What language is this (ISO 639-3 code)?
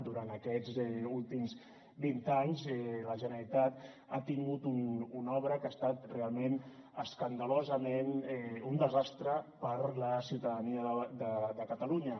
cat